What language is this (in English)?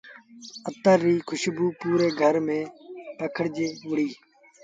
Sindhi Bhil